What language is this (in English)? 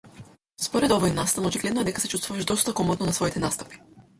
Macedonian